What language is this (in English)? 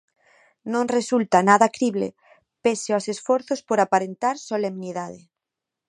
Galician